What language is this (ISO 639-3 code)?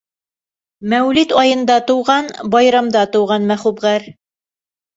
bak